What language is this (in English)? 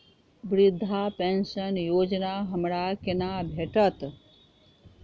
Maithili